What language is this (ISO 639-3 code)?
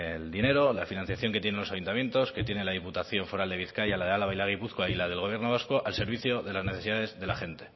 spa